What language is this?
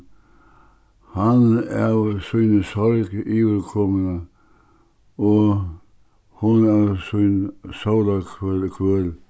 Faroese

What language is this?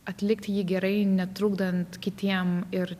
Lithuanian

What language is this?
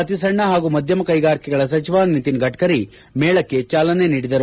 Kannada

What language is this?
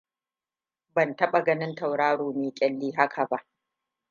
Hausa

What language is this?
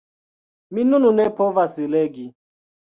Esperanto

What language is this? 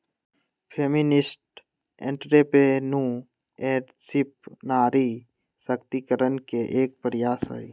Magahi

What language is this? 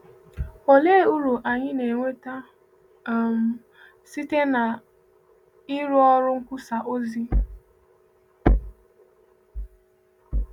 Igbo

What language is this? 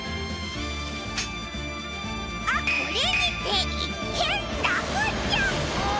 Japanese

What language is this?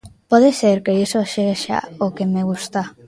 Galician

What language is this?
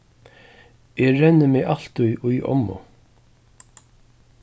Faroese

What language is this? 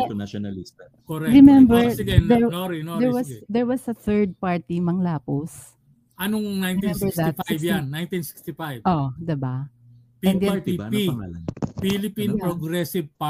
Filipino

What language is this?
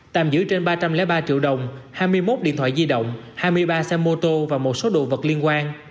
Vietnamese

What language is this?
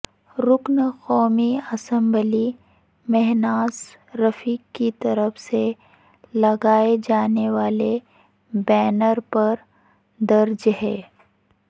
Urdu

